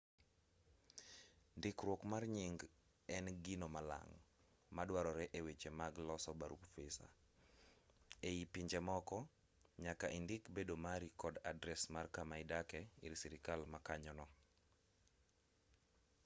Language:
Luo (Kenya and Tanzania)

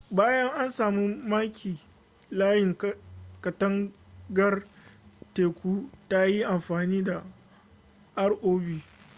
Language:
Hausa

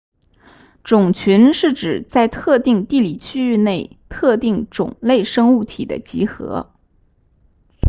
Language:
Chinese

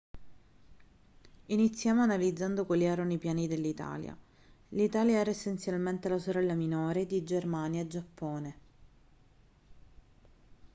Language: Italian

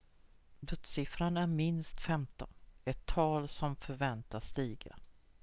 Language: Swedish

